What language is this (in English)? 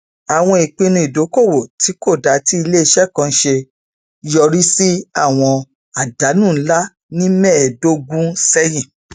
Yoruba